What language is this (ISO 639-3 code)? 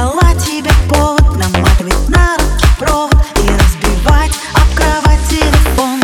rus